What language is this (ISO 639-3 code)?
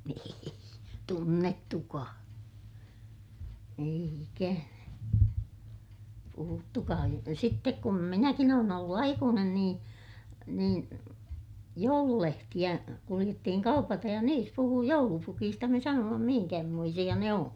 fin